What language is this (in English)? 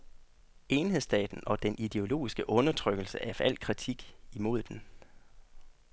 Danish